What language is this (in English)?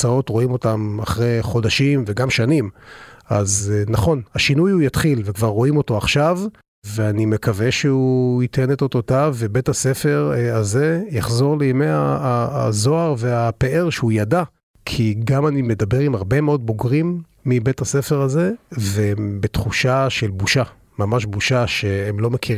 Hebrew